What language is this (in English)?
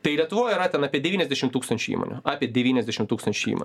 Lithuanian